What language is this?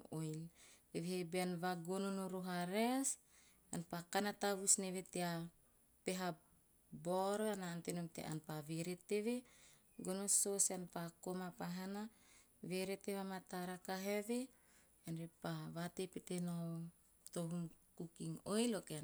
Teop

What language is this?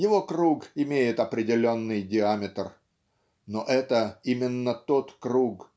Russian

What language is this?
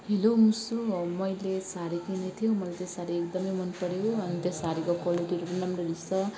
Nepali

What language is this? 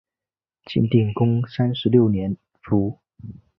Chinese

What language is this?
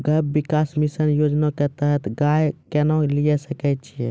Maithili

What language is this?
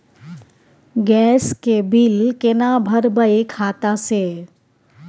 Maithili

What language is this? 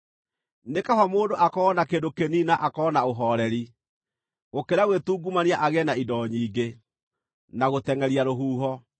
Kikuyu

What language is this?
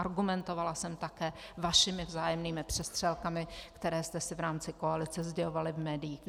Czech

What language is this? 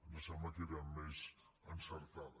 Catalan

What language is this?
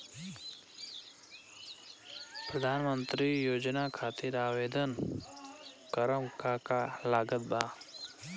Bhojpuri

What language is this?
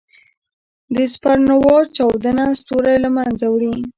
Pashto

